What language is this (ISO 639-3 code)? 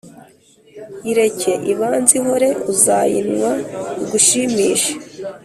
kin